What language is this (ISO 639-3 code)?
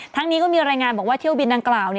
tha